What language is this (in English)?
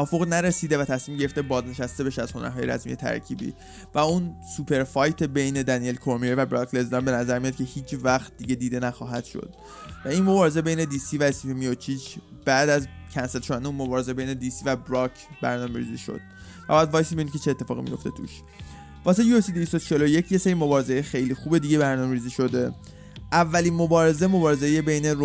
Persian